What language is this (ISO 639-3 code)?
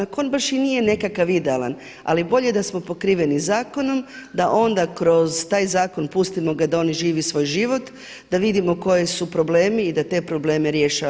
hrv